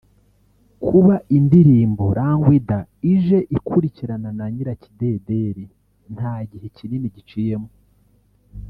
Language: Kinyarwanda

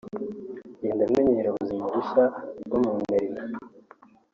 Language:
Kinyarwanda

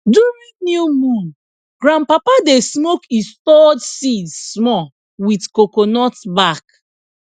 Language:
Nigerian Pidgin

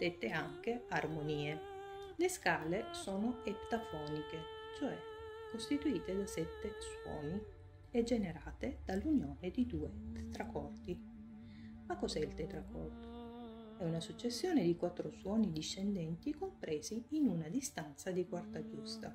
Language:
Italian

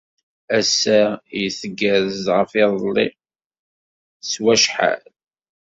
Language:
Kabyle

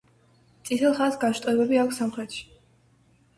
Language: Georgian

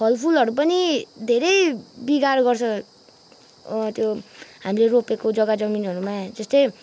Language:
Nepali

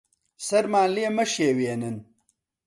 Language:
Central Kurdish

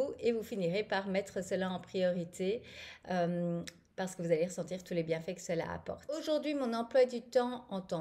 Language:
French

